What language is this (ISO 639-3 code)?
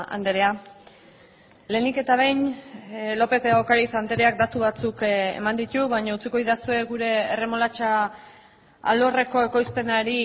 eus